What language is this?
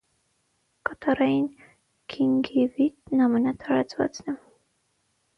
Armenian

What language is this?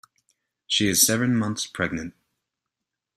English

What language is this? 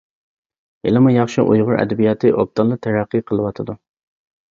Uyghur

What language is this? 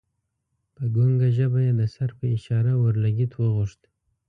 Pashto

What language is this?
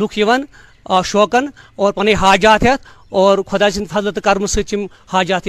Urdu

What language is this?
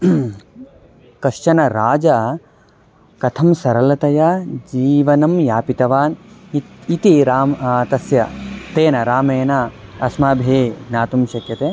Sanskrit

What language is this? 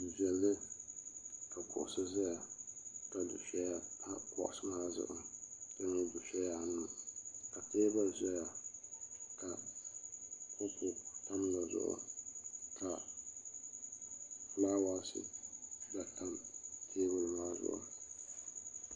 Dagbani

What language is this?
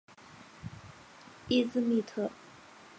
Chinese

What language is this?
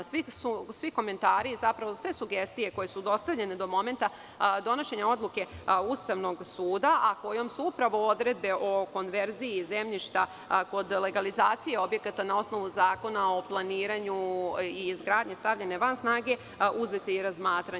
Serbian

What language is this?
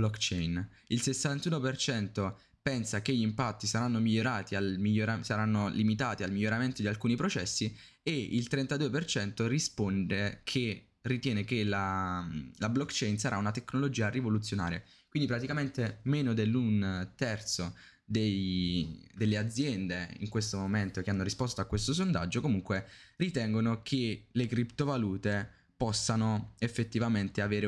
Italian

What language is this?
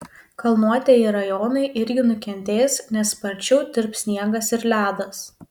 Lithuanian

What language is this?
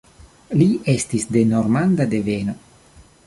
Esperanto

